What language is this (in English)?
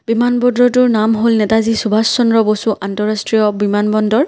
Assamese